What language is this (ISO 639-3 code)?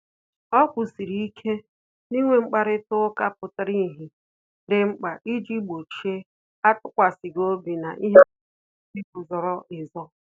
ibo